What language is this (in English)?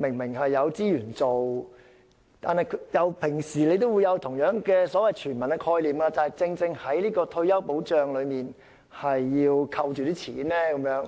Cantonese